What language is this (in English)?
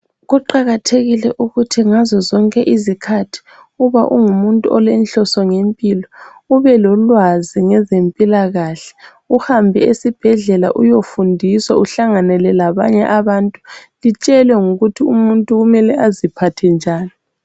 North Ndebele